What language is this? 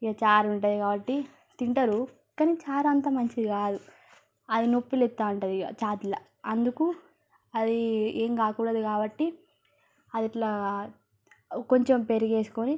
Telugu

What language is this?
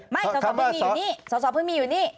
Thai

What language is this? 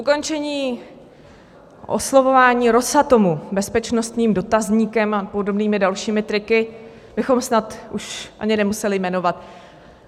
Czech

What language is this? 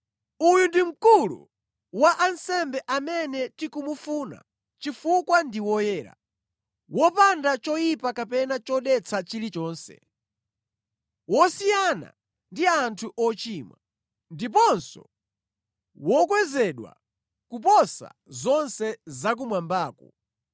Nyanja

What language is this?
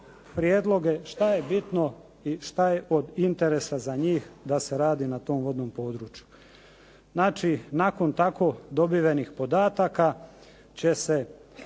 Croatian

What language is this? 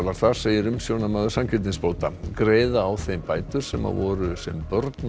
Icelandic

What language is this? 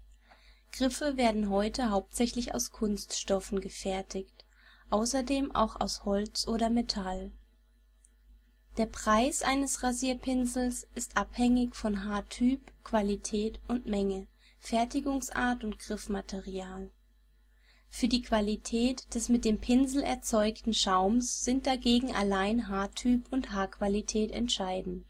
German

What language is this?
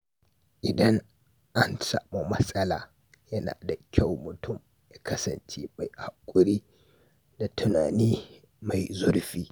Hausa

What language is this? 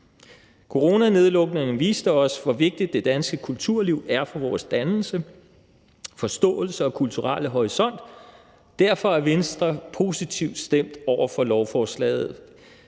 Danish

